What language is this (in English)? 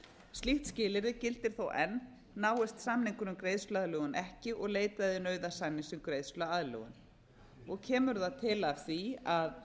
Icelandic